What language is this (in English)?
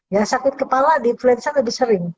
Indonesian